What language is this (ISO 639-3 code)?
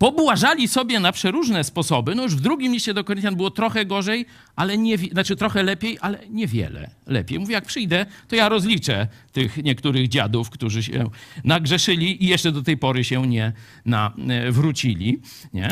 pol